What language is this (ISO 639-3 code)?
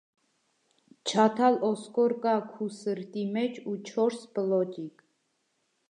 hye